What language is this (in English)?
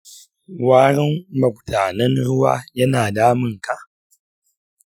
Hausa